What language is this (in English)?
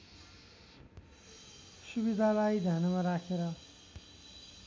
Nepali